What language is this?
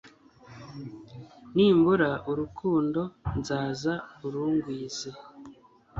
Kinyarwanda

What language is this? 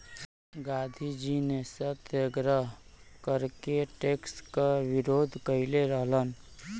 Bhojpuri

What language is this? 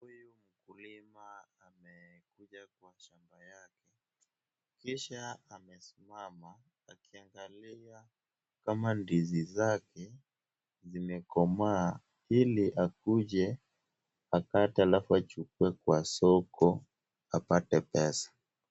Swahili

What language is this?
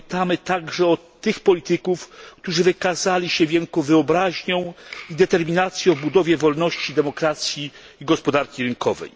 Polish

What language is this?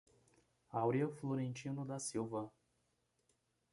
Portuguese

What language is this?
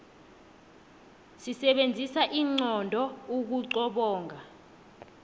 South Ndebele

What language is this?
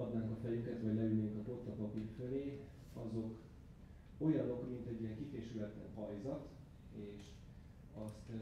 Hungarian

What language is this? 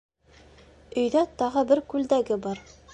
Bashkir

